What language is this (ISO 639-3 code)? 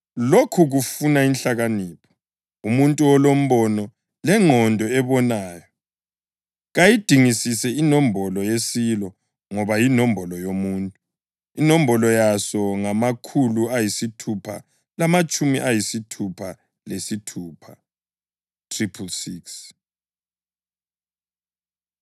nde